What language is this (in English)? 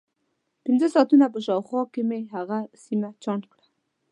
Pashto